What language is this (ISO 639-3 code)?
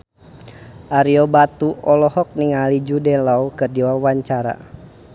sun